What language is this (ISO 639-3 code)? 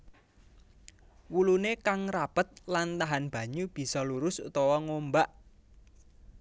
jav